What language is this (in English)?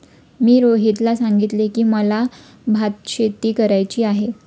Marathi